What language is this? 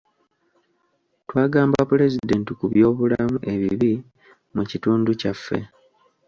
Ganda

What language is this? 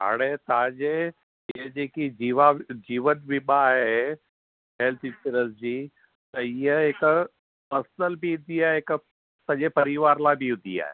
Sindhi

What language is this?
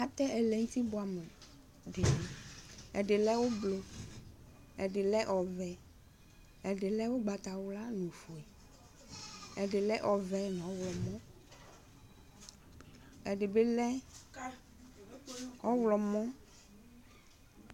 Ikposo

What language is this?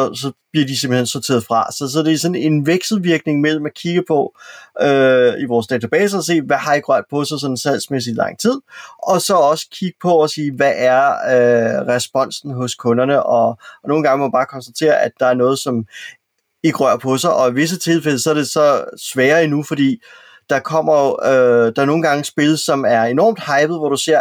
Danish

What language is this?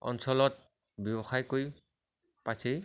Assamese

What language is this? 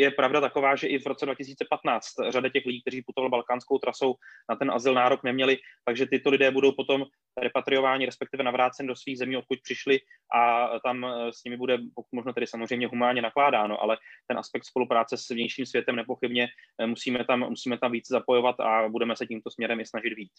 Czech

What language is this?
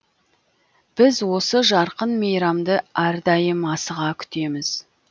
Kazakh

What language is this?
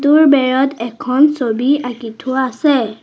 Assamese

